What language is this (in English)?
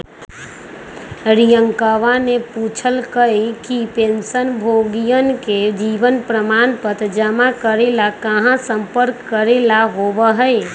Magahi